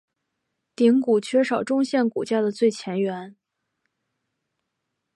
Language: Chinese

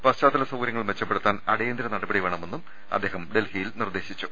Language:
Malayalam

